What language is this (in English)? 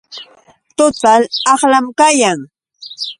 Yauyos Quechua